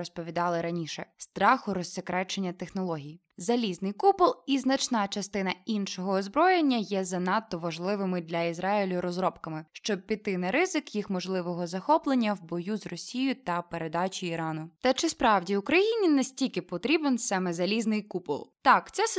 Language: Ukrainian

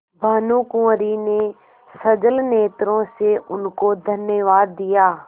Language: Hindi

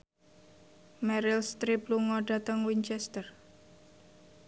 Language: Javanese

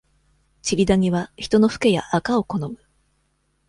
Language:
Japanese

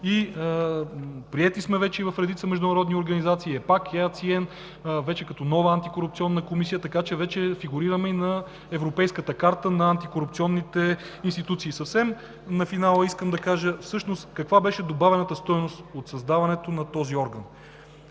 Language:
Bulgarian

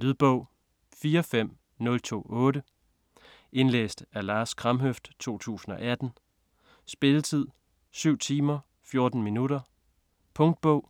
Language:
Danish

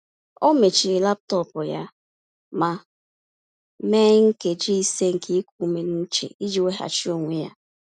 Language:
Igbo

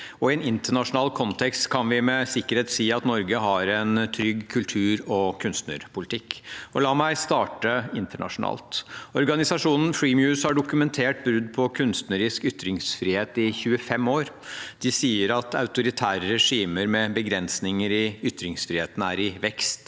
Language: Norwegian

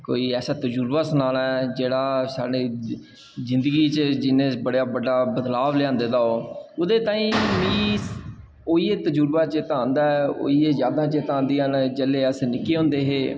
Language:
Dogri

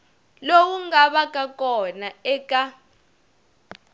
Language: Tsonga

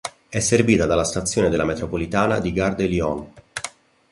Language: Italian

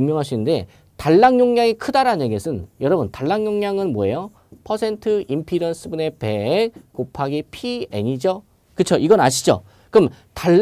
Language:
Korean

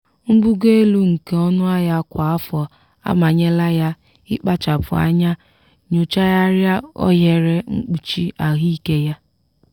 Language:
Igbo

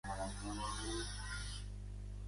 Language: Catalan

